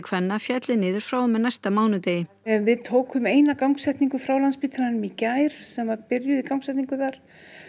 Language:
Icelandic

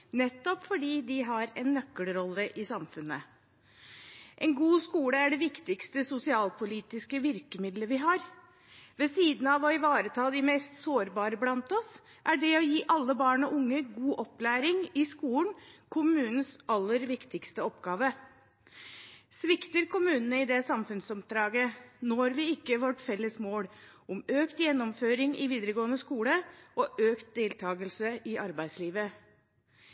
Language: Norwegian Bokmål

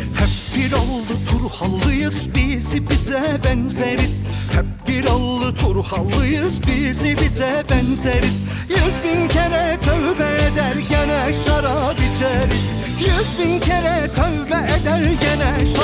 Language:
Turkish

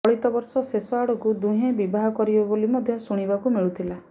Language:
Odia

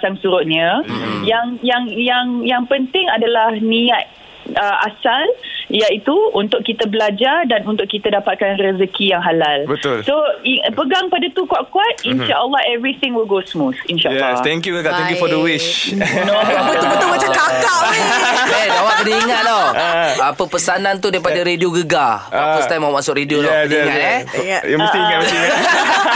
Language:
Malay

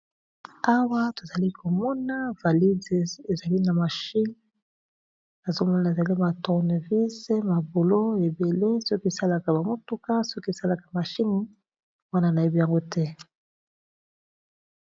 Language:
Lingala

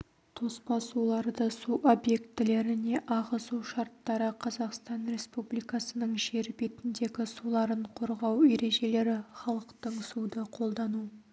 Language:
Kazakh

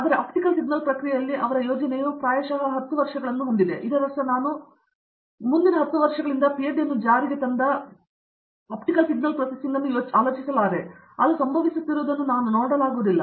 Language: Kannada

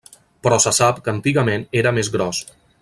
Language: Catalan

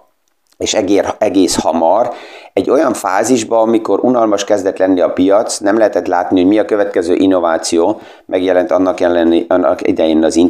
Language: Hungarian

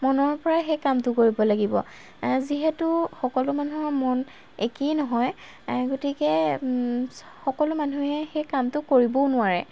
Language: Assamese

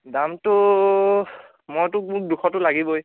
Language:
Assamese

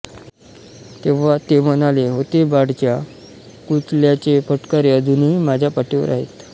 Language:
Marathi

